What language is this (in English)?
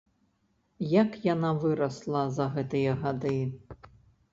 Belarusian